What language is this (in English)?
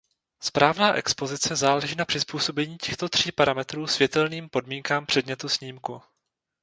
Czech